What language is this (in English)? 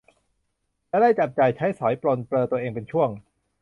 Thai